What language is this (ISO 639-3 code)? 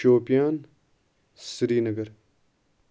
kas